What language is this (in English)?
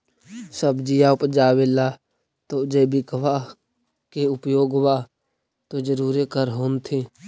Magahi